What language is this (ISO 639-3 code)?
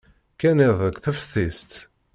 kab